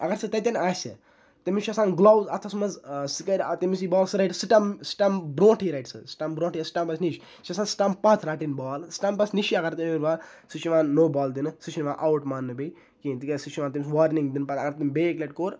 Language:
Kashmiri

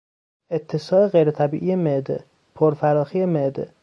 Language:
Persian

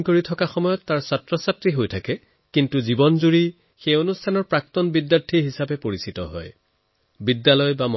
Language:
Assamese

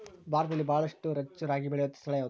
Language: Kannada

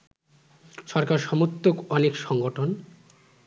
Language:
Bangla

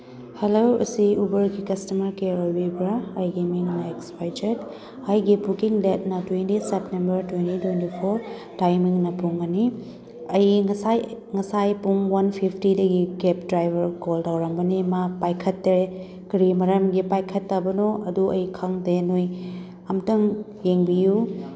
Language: Manipuri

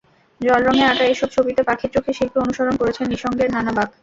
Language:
Bangla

